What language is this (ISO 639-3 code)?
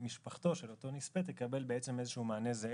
heb